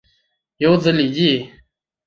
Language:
Chinese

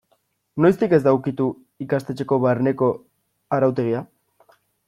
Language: Basque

